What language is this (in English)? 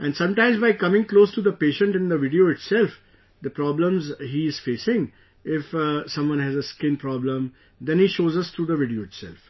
English